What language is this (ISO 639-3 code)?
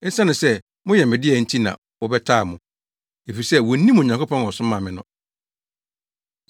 aka